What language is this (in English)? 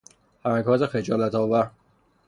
Persian